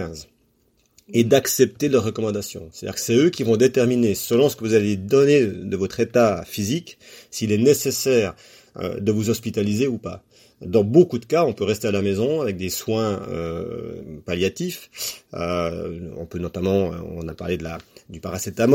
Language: French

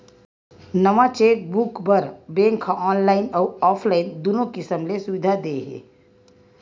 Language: Chhattisgarhi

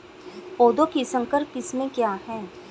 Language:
Hindi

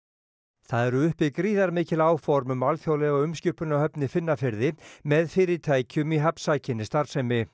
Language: Icelandic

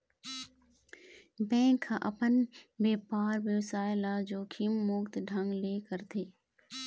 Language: Chhattisgarhi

